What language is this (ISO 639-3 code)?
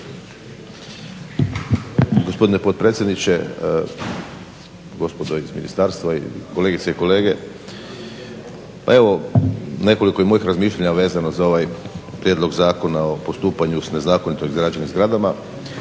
hrv